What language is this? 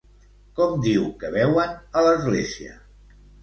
Catalan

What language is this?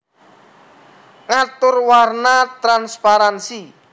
Javanese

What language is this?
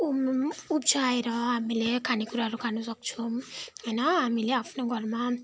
Nepali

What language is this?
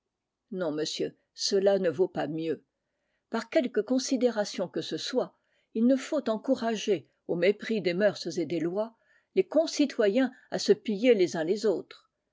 French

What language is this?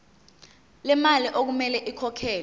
Zulu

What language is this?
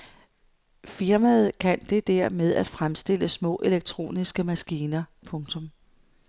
Danish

